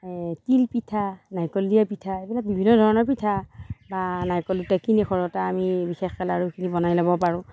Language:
Assamese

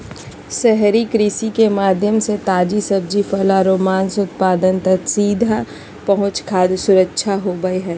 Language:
Magahi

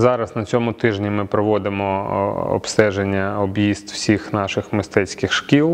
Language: Russian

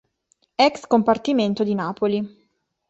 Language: Italian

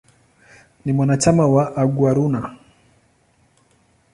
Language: Swahili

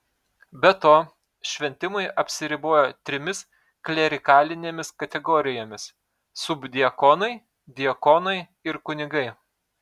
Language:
Lithuanian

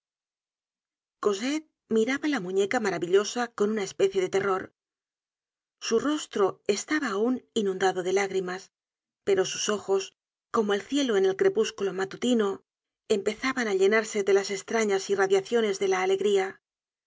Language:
Spanish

